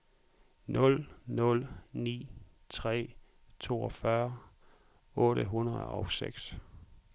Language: Danish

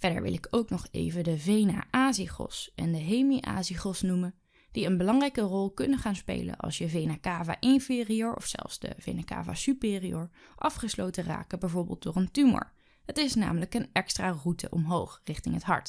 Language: Dutch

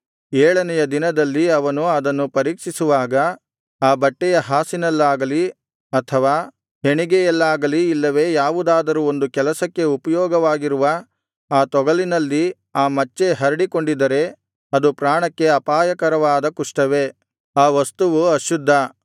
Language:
Kannada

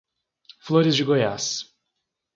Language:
Portuguese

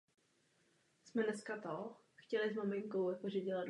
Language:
Czech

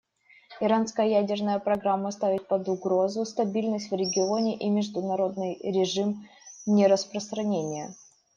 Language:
Russian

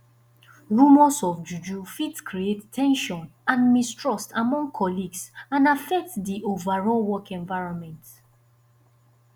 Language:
Nigerian Pidgin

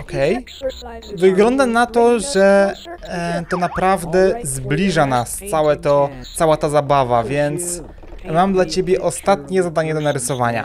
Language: Polish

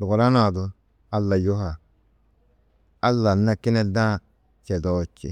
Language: Tedaga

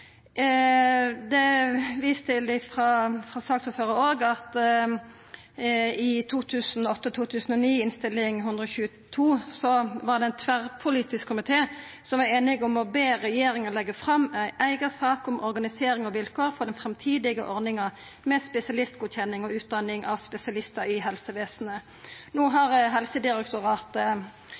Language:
Norwegian Nynorsk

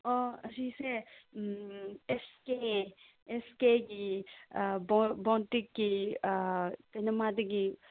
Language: Manipuri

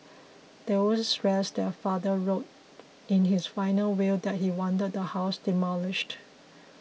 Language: English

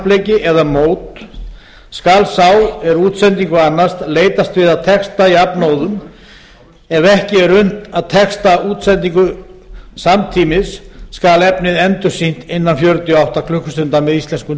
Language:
Icelandic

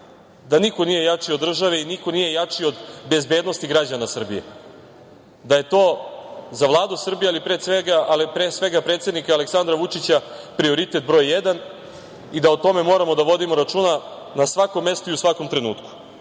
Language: Serbian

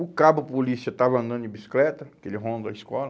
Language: Portuguese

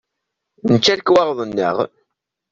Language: Kabyle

